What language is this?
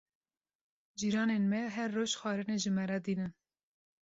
Kurdish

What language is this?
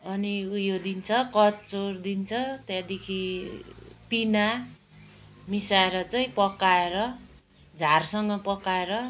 Nepali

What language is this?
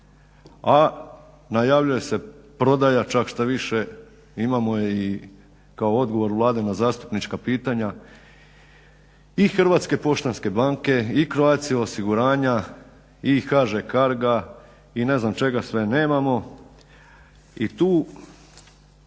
Croatian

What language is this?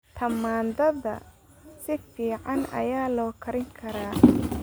Somali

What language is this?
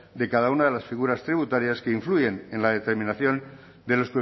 Spanish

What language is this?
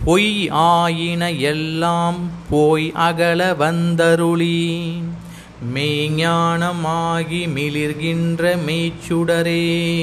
Tamil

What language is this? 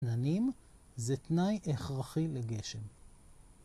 Hebrew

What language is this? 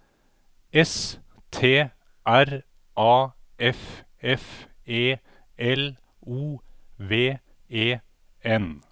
Norwegian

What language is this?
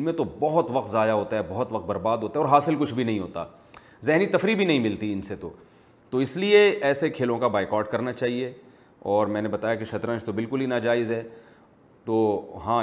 Urdu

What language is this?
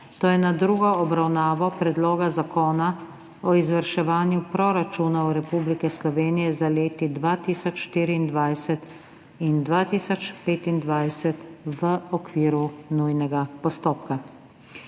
Slovenian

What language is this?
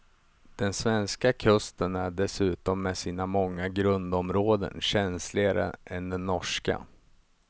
Swedish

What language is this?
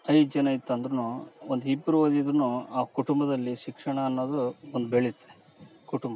Kannada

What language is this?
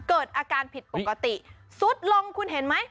Thai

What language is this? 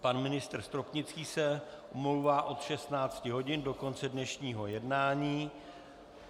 Czech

